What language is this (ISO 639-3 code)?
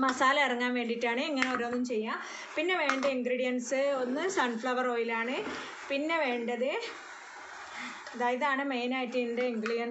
hin